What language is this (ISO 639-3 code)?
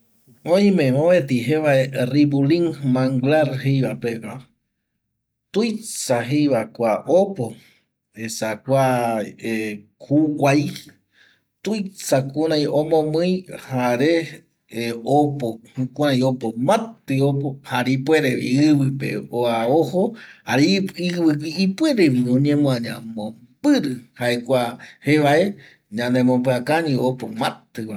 gui